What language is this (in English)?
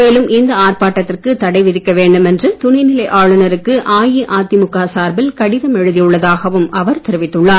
Tamil